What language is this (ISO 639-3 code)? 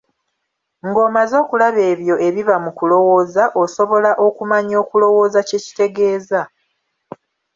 lug